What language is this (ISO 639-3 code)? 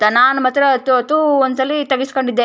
kan